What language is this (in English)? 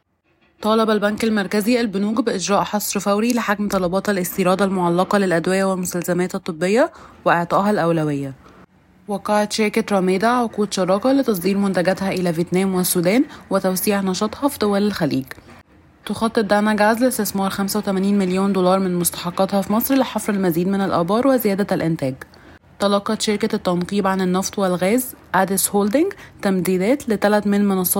Arabic